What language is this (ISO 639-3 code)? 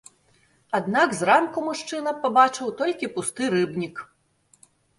bel